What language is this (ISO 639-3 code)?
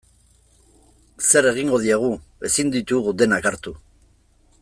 eus